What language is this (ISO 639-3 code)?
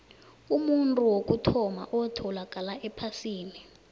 nbl